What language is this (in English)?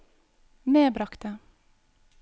Norwegian